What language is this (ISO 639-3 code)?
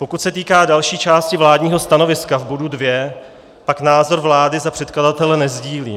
ces